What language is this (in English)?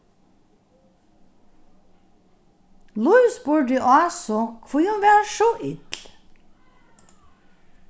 Faroese